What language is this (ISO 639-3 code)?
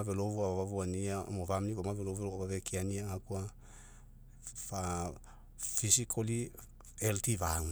mek